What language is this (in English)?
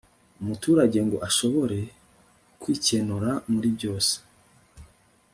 Kinyarwanda